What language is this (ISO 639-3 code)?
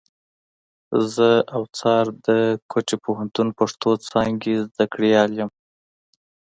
pus